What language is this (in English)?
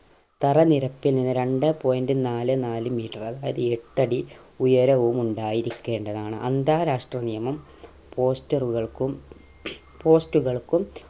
Malayalam